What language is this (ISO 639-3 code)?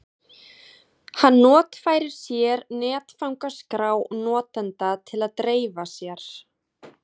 isl